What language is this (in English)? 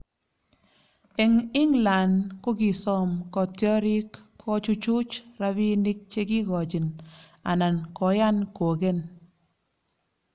Kalenjin